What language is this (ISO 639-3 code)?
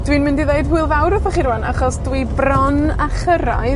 cym